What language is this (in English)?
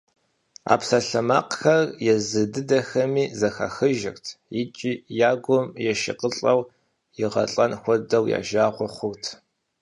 Kabardian